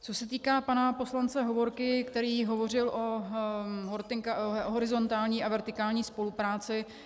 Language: Czech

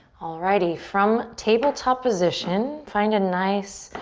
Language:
English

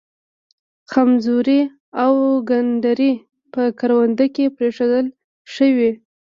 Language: Pashto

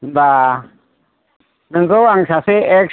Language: Bodo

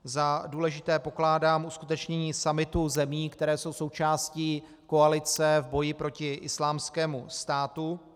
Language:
Czech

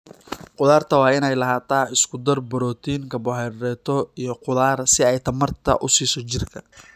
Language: Somali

